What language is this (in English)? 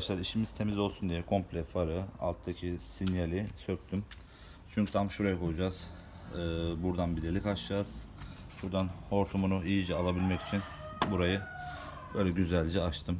Turkish